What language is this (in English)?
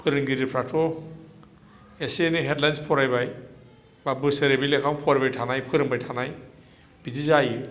Bodo